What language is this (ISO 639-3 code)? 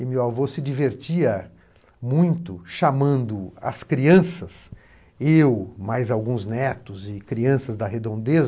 por